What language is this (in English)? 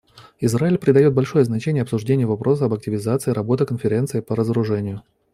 Russian